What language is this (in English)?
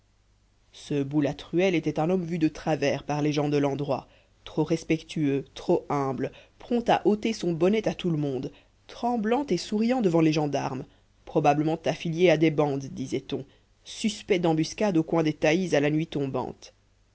French